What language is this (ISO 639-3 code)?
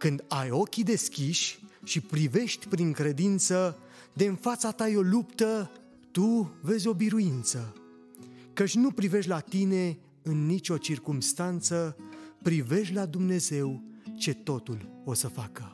ron